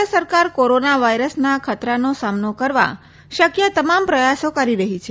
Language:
Gujarati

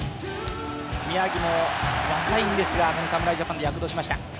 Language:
Japanese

